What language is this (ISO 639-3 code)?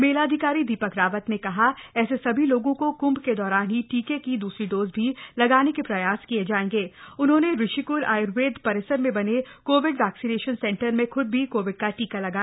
hin